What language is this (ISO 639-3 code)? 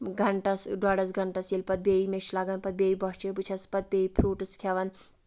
kas